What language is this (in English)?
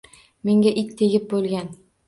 Uzbek